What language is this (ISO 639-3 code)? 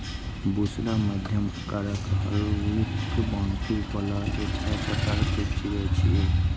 mai